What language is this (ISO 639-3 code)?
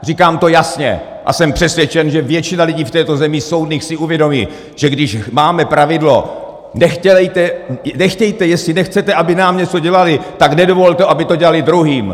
ces